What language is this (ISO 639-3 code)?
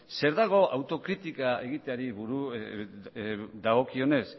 eus